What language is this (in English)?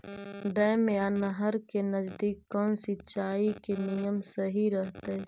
Magahi